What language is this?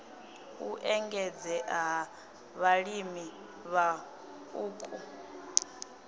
Venda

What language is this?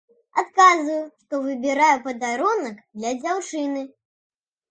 Belarusian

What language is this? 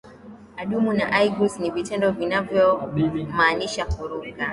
Swahili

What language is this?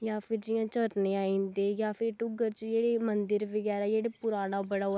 Dogri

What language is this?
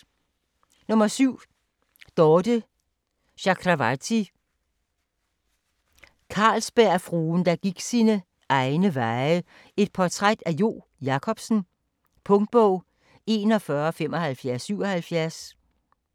Danish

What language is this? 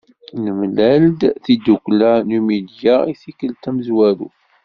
Kabyle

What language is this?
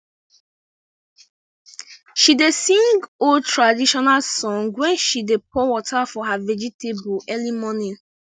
Nigerian Pidgin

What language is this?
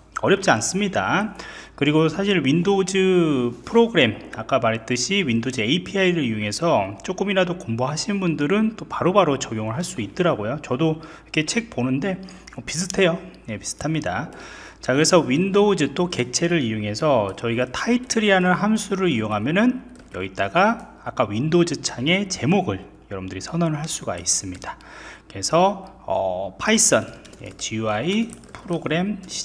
Korean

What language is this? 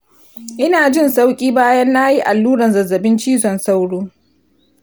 Hausa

